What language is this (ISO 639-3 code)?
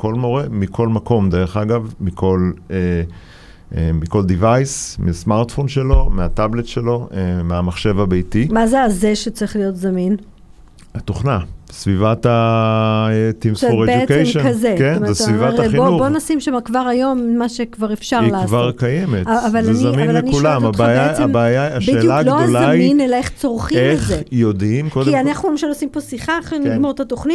heb